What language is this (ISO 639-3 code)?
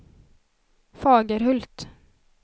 swe